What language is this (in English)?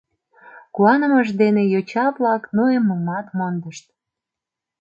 Mari